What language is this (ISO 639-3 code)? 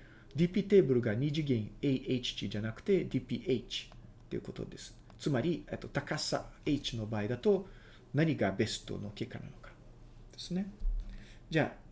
jpn